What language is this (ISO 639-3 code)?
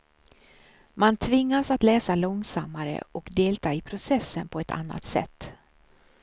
swe